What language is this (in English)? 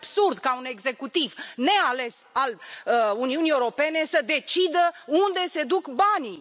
Romanian